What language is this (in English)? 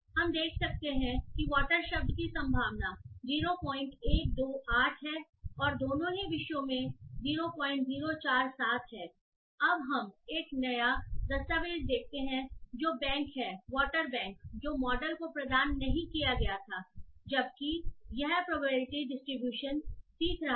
Hindi